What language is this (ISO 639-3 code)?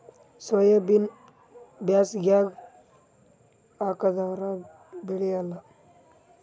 kan